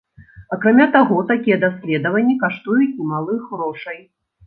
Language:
Belarusian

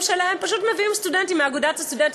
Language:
Hebrew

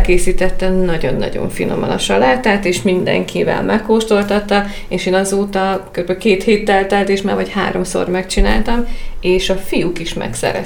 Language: Hungarian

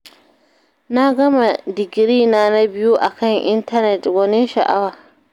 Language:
Hausa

